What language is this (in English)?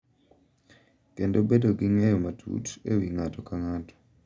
Luo (Kenya and Tanzania)